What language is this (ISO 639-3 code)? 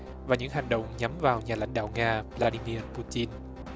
vie